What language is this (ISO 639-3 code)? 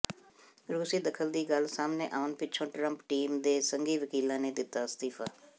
pan